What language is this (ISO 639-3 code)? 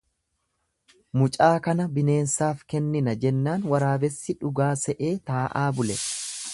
orm